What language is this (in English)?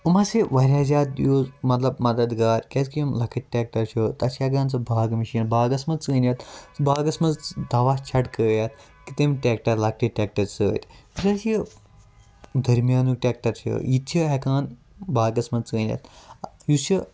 Kashmiri